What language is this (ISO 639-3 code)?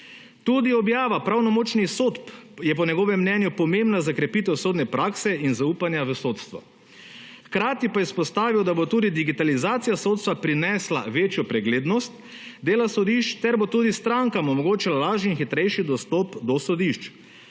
slv